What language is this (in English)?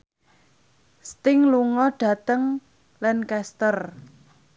Javanese